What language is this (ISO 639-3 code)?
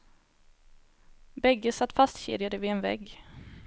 swe